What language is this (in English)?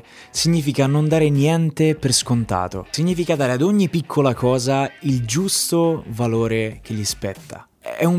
Italian